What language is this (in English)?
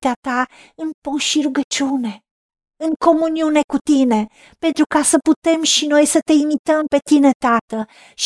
Romanian